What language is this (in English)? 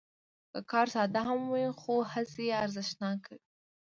Pashto